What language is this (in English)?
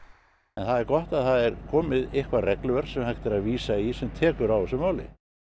Icelandic